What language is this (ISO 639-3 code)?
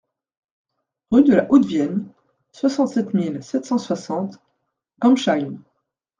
fra